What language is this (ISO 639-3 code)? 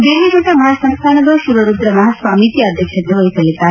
kan